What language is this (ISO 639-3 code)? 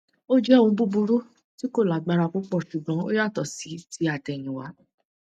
yor